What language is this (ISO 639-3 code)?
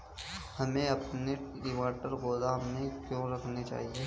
hin